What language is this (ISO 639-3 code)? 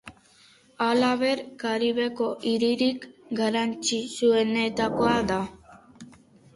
eus